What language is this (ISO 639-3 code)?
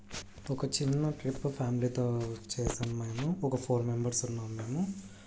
tel